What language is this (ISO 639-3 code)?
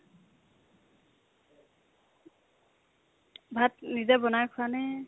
asm